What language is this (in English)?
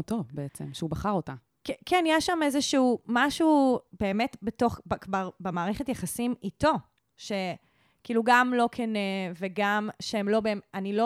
Hebrew